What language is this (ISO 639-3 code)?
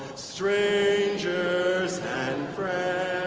eng